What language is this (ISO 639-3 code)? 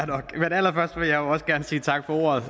dan